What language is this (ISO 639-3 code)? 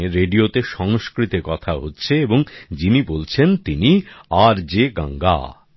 ben